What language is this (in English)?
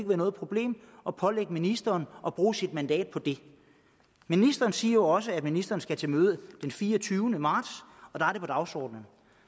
Danish